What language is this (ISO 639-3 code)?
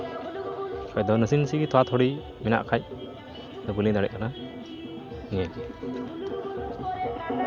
sat